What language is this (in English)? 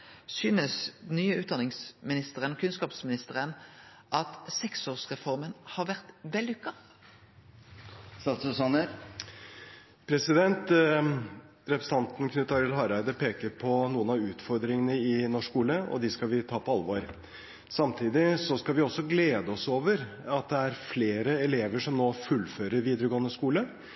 Norwegian